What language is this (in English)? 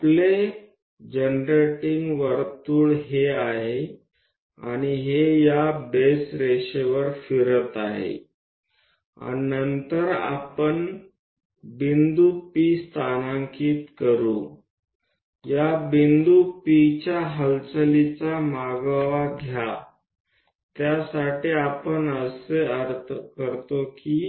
Gujarati